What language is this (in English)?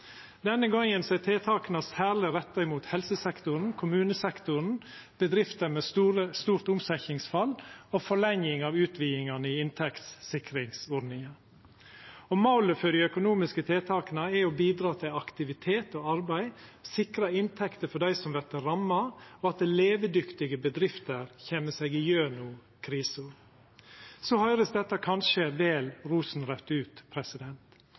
Norwegian Nynorsk